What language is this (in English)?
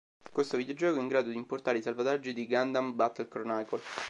Italian